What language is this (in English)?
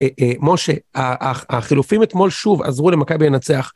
Hebrew